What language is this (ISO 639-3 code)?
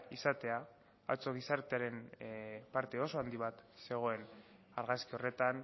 eus